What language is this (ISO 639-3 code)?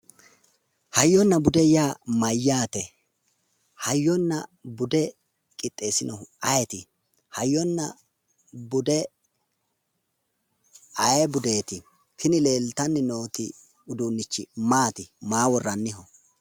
sid